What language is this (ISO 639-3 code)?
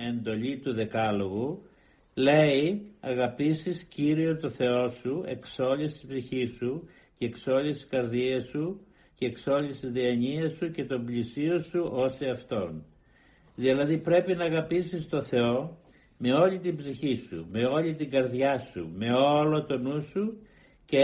ell